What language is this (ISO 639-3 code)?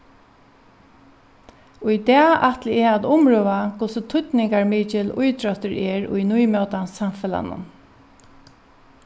fao